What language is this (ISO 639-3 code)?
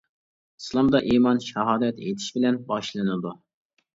uig